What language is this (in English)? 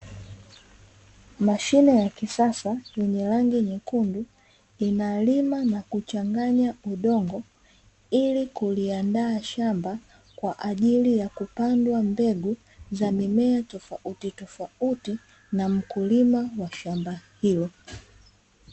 Swahili